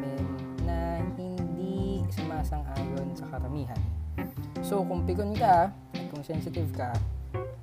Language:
Filipino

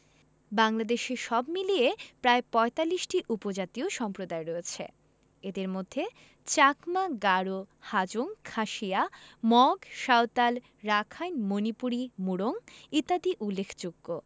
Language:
Bangla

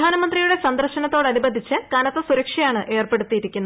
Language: Malayalam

